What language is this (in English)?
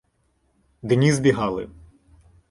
Ukrainian